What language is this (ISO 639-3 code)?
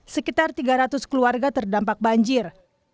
ind